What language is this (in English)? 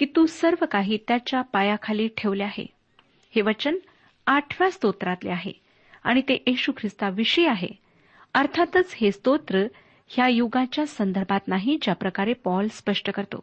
Marathi